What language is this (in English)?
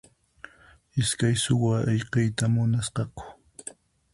Puno Quechua